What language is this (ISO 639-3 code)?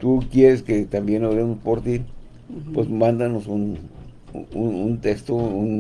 spa